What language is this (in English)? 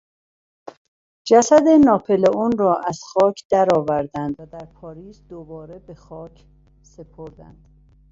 Persian